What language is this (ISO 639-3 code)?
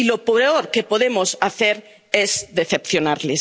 spa